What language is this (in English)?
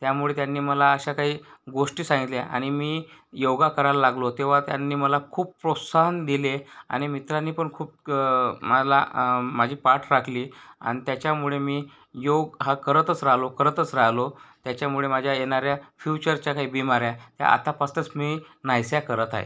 Marathi